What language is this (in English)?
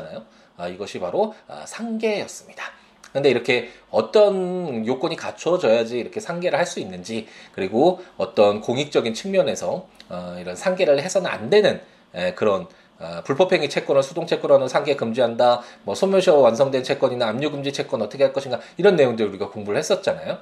Korean